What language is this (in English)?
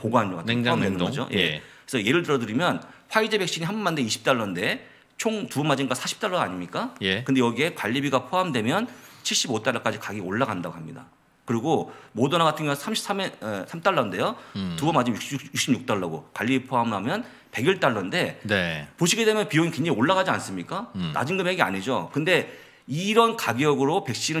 Korean